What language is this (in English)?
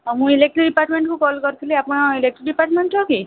Odia